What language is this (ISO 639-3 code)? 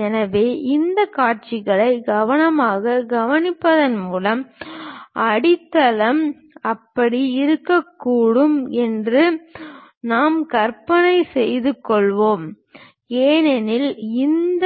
tam